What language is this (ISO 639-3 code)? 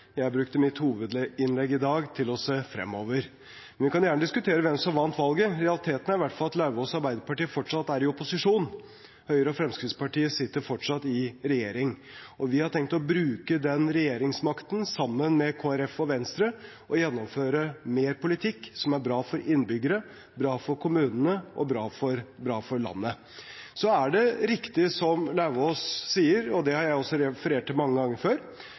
nob